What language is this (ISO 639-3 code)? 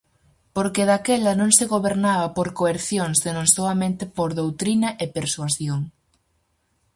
glg